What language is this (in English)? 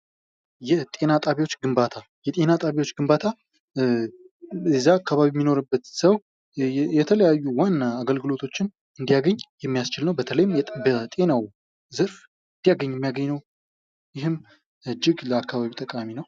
Amharic